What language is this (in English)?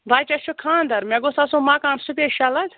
Kashmiri